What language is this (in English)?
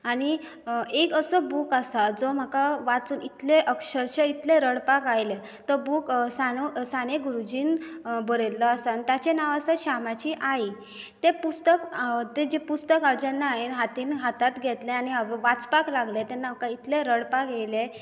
Konkani